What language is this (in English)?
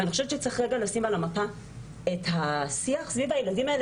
Hebrew